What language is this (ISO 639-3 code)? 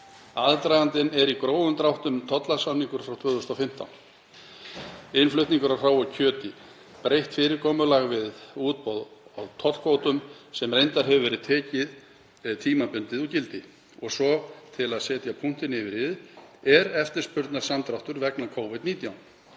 isl